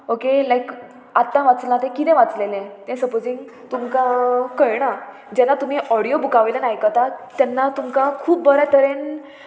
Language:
Konkani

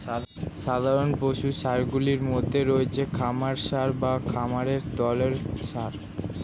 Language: Bangla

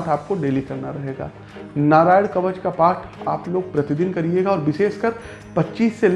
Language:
Hindi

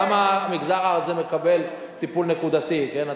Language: Hebrew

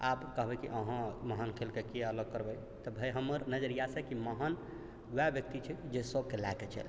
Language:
Maithili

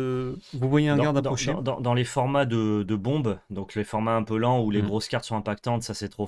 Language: French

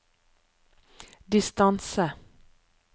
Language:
Norwegian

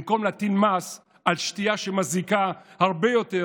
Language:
Hebrew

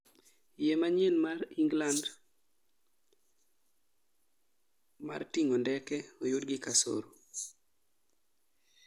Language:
Luo (Kenya and Tanzania)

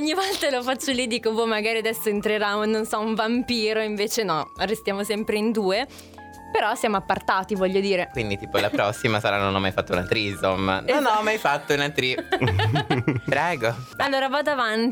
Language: Italian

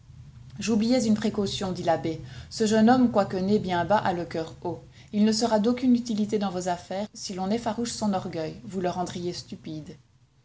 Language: French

